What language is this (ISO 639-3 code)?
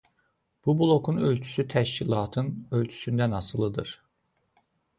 aze